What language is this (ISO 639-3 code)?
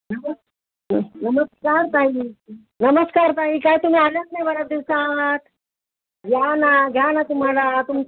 mar